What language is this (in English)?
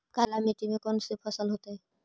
Magahi